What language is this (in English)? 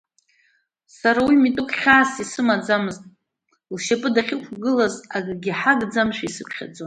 Abkhazian